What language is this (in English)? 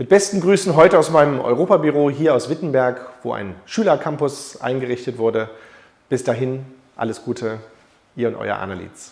German